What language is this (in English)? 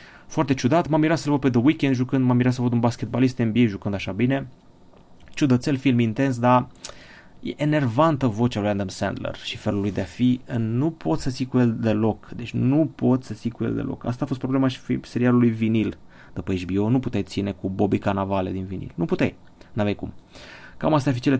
Romanian